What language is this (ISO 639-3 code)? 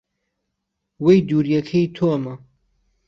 ckb